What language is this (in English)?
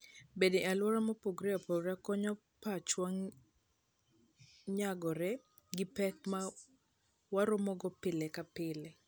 Luo (Kenya and Tanzania)